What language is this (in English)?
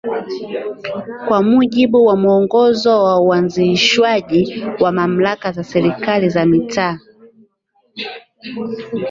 Swahili